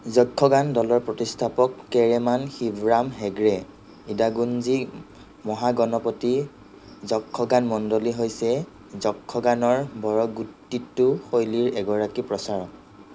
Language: Assamese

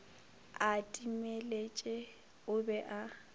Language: Northern Sotho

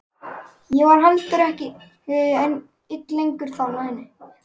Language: Icelandic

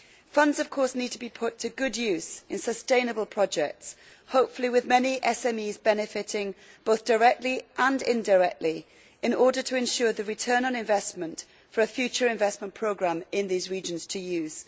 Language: English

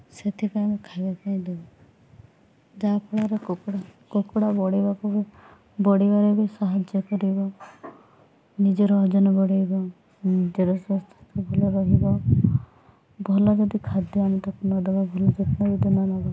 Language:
Odia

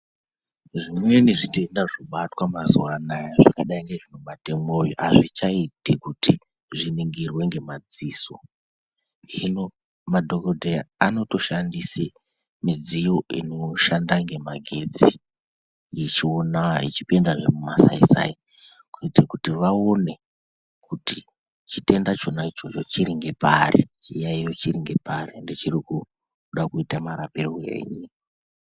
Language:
Ndau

